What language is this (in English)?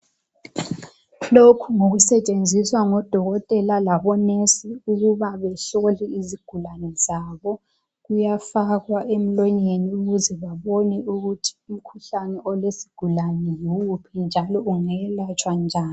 North Ndebele